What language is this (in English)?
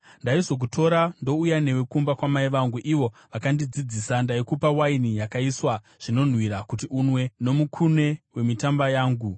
Shona